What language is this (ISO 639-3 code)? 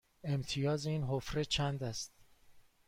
fas